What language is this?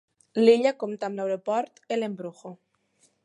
Catalan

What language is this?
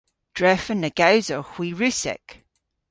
Cornish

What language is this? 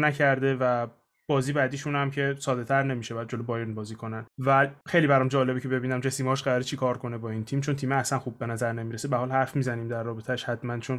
Persian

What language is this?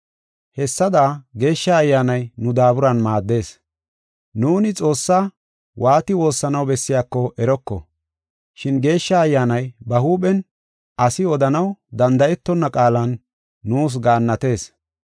Gofa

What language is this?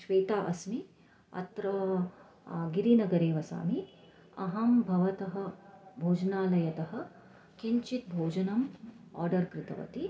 Sanskrit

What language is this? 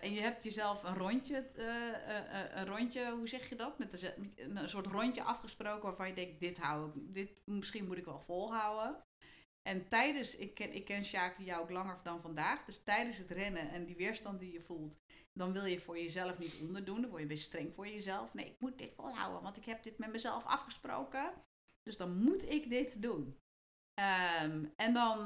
Dutch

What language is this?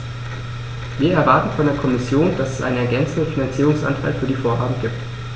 German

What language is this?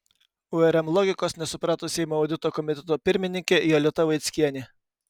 Lithuanian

